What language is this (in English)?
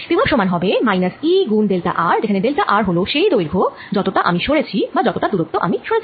Bangla